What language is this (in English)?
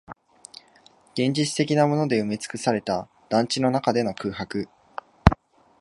Japanese